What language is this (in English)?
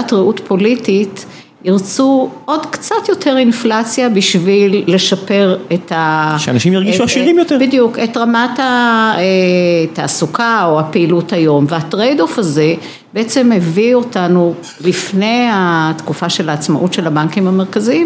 Hebrew